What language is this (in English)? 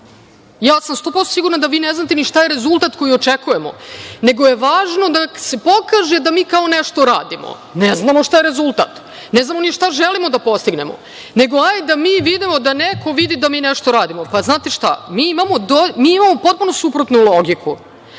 Serbian